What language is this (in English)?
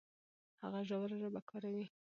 Pashto